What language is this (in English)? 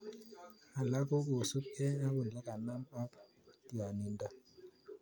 Kalenjin